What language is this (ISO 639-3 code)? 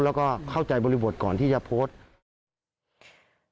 tha